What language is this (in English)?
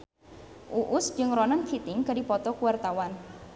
Sundanese